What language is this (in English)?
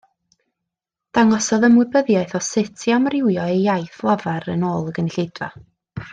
Welsh